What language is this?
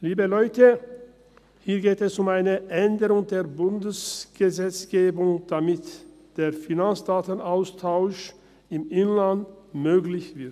Swiss German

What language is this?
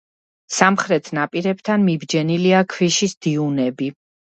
Georgian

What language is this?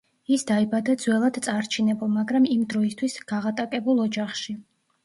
Georgian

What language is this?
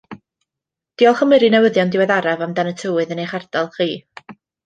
Welsh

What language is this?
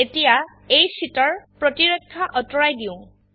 Assamese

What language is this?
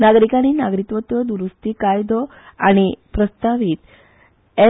Konkani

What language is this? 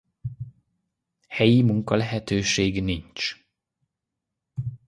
Hungarian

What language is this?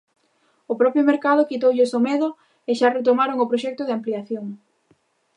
Galician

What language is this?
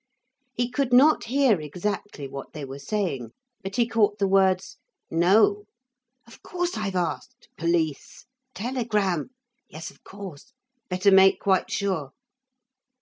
English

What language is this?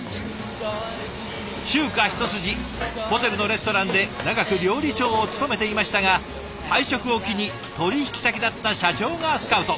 Japanese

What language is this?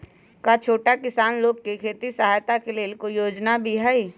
Magahi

